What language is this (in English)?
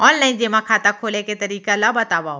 Chhattisgarhi